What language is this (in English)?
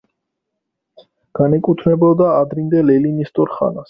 Georgian